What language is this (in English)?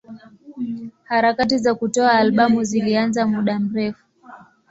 Swahili